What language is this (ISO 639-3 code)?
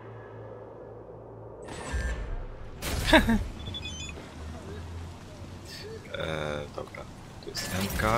pol